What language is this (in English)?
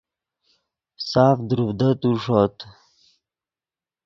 Yidgha